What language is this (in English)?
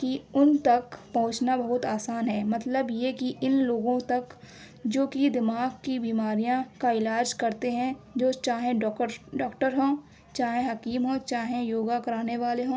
Urdu